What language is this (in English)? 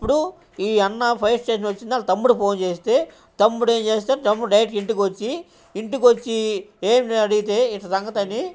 Telugu